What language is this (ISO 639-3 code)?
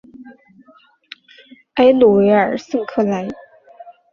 zho